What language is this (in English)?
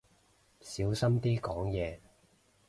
Cantonese